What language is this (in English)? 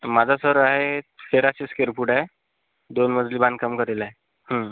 Marathi